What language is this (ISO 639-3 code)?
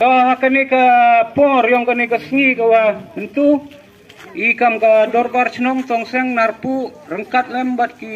ind